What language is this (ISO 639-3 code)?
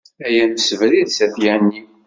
kab